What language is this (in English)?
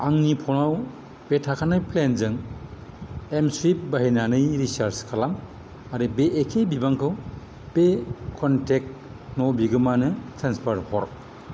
Bodo